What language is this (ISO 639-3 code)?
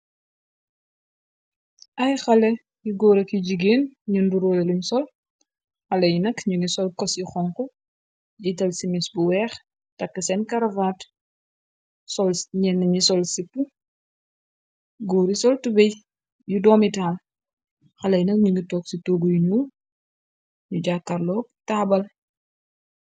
wol